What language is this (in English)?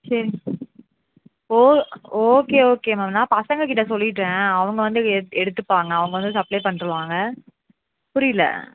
Tamil